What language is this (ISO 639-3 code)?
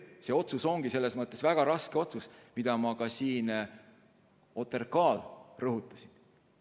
est